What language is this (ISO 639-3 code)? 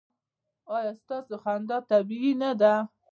pus